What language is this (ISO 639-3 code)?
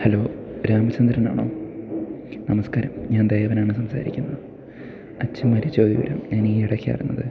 mal